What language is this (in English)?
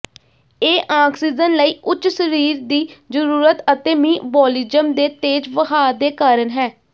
Punjabi